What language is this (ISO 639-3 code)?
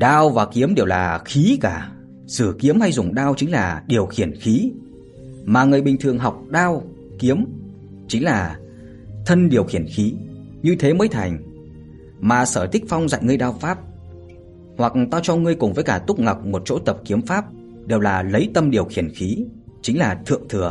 vie